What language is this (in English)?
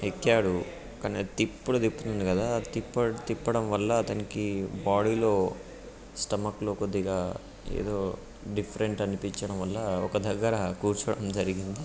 Telugu